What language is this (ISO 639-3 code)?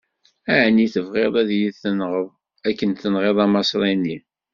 kab